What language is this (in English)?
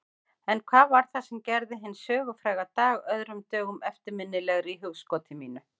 Icelandic